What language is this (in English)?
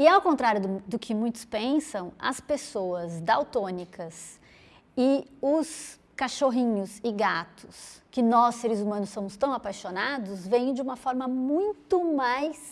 Portuguese